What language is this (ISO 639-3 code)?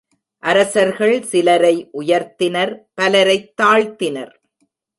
tam